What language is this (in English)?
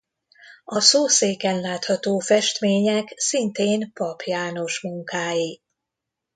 Hungarian